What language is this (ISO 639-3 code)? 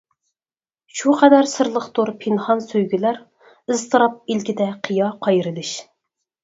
uig